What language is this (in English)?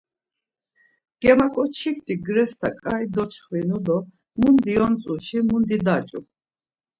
Laz